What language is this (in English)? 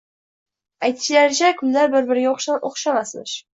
Uzbek